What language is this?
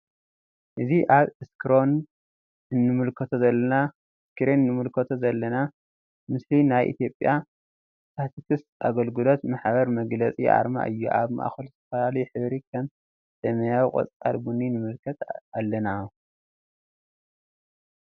Tigrinya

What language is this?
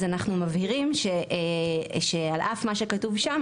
Hebrew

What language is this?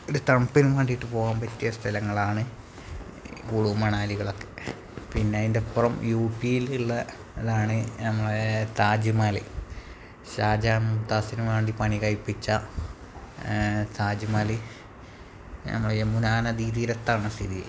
Malayalam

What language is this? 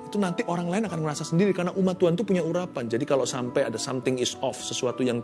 Indonesian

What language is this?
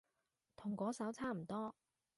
Cantonese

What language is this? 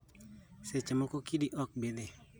Luo (Kenya and Tanzania)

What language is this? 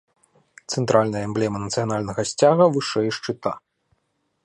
Belarusian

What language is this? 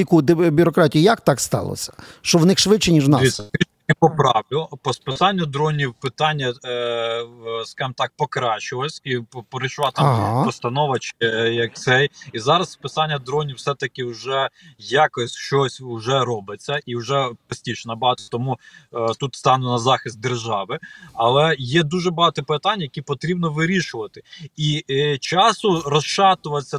Ukrainian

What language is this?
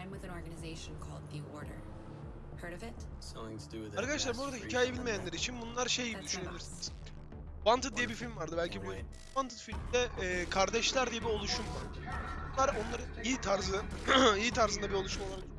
Turkish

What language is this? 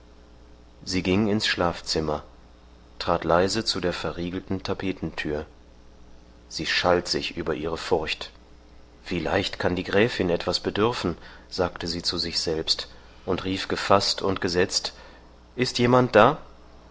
German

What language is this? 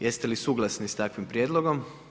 Croatian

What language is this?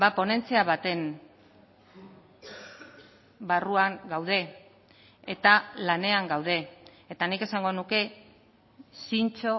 Basque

